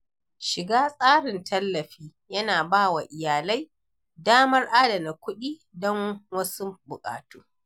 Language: Hausa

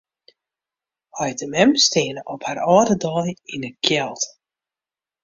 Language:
Western Frisian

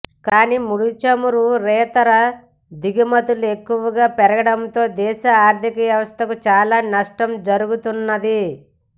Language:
Telugu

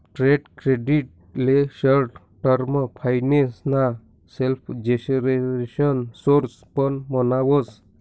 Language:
Marathi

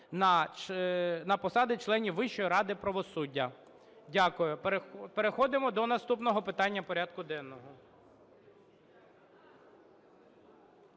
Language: Ukrainian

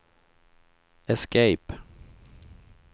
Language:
Swedish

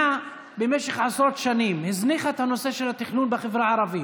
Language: Hebrew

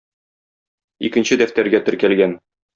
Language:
Tatar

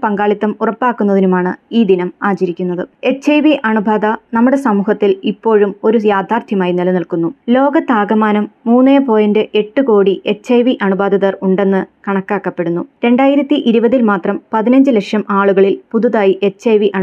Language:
Malayalam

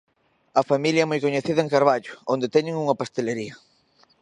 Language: Galician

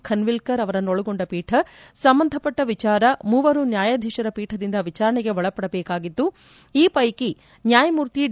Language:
Kannada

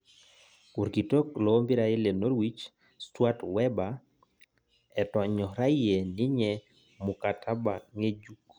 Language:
Masai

